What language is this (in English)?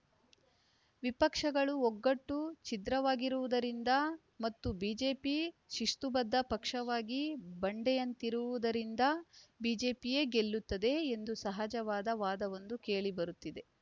Kannada